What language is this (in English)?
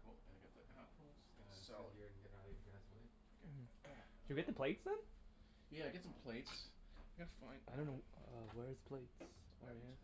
English